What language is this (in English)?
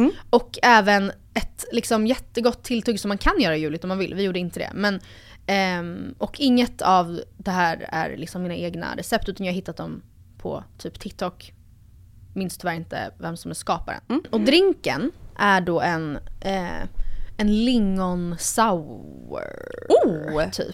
Swedish